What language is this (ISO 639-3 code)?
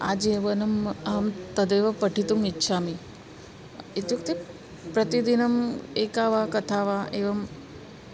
san